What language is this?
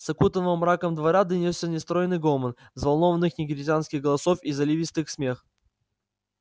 Russian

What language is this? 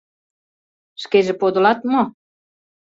Mari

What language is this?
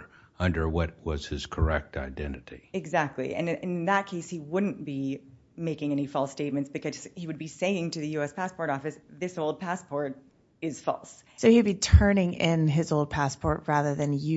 English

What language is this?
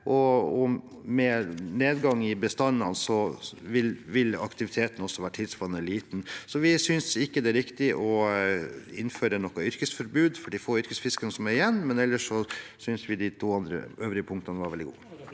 Norwegian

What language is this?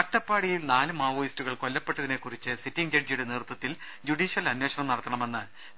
Malayalam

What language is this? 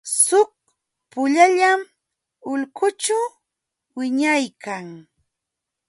Jauja Wanca Quechua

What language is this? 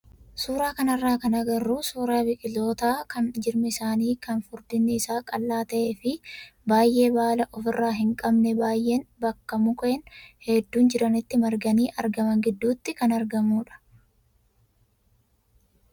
Oromo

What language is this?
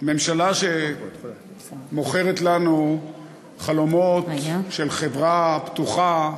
Hebrew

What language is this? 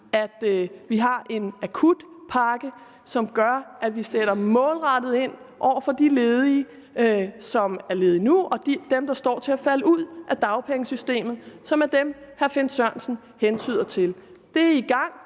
Danish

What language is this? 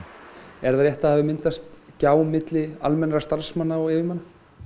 Icelandic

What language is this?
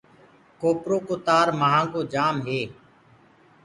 Gurgula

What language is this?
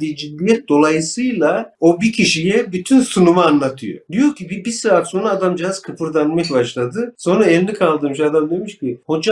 Turkish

